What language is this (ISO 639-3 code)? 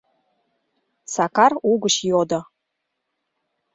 chm